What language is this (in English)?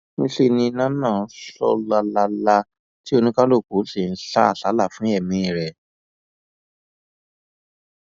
Yoruba